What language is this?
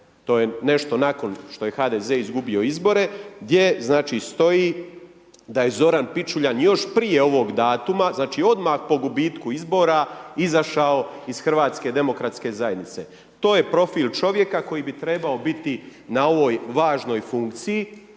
Croatian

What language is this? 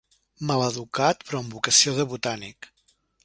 Catalan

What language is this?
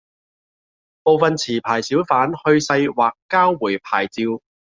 Cantonese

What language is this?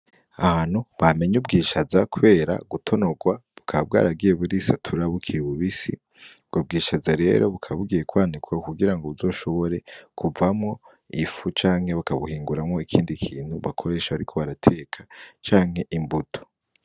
Rundi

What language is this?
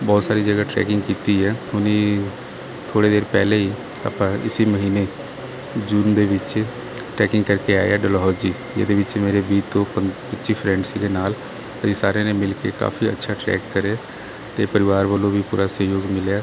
Punjabi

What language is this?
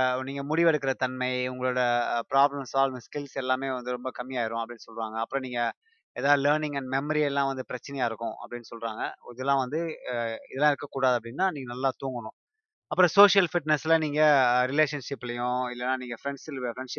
Tamil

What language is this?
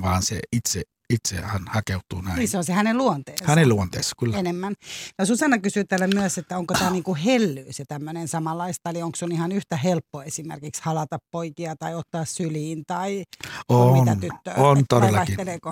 Finnish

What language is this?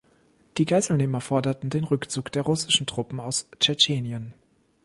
German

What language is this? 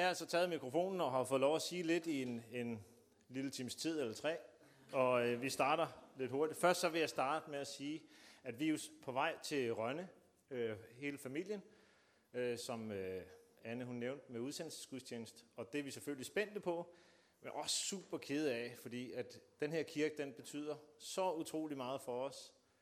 Danish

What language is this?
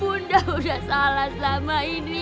Indonesian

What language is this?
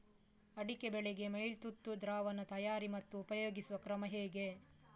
Kannada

